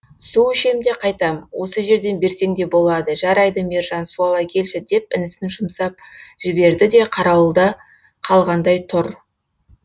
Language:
Kazakh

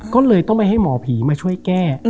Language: Thai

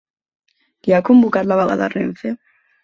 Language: Catalan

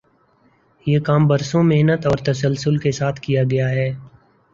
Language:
Urdu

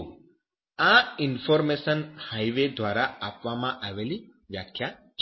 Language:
Gujarati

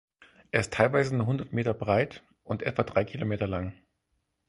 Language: German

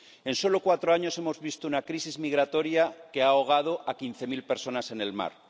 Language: Spanish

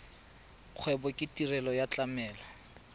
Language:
Tswana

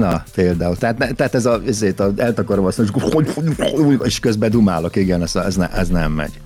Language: Hungarian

